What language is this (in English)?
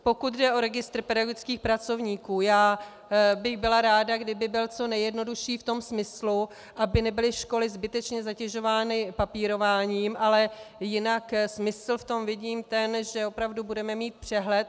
Czech